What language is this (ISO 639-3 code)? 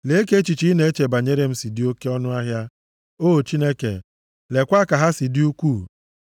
ibo